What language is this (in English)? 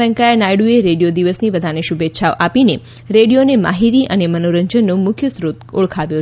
Gujarati